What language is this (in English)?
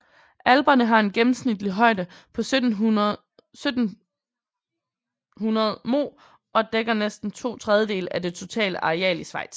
Danish